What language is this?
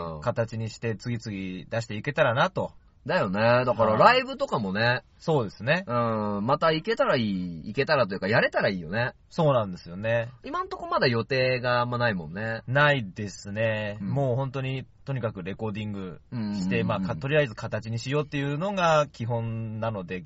Japanese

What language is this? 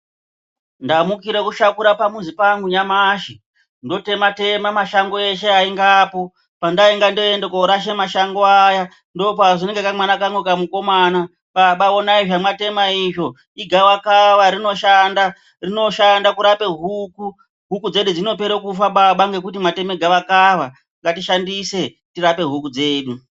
Ndau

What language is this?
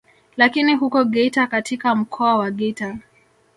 Swahili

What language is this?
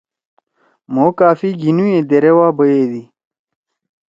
Torwali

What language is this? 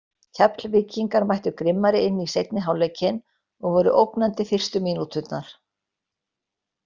Icelandic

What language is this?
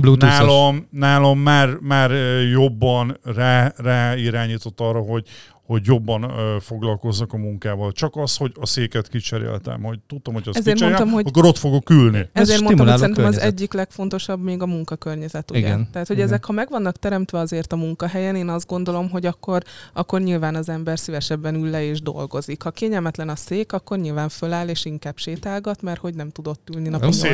Hungarian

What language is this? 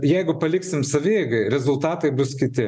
Lithuanian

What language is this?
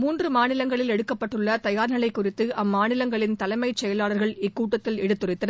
Tamil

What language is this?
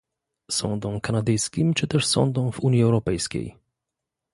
Polish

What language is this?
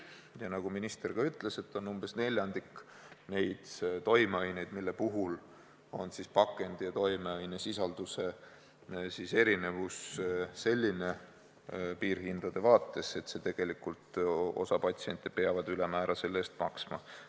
Estonian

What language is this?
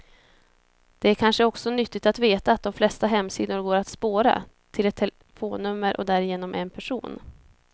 Swedish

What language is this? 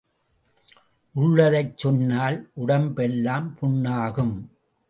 Tamil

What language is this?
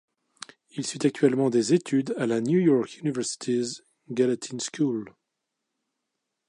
French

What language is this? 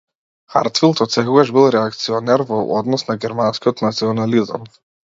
Macedonian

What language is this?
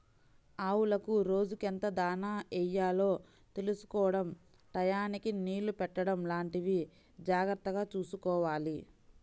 Telugu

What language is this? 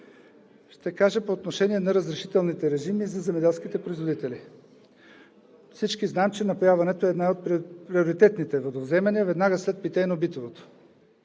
Bulgarian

